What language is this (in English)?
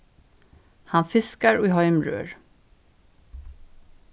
Faroese